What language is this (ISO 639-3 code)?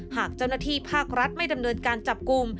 tha